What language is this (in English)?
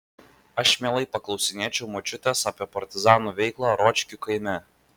Lithuanian